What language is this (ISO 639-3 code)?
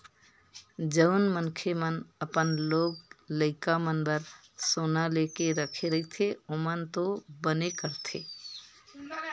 hne